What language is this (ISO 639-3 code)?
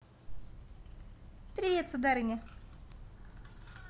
rus